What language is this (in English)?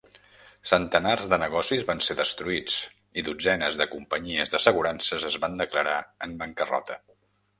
Catalan